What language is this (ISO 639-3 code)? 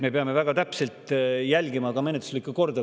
est